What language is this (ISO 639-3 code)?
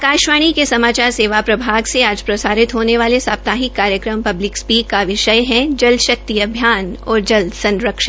hin